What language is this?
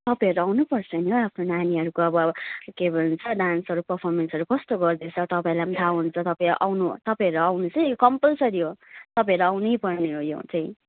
Nepali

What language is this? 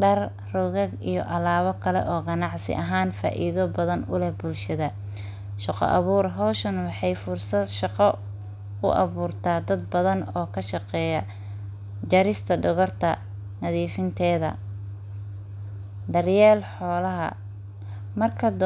Somali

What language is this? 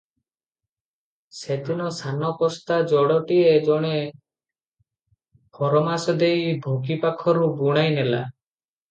Odia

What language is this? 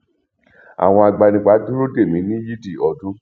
Yoruba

